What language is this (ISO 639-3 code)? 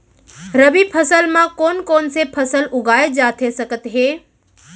hne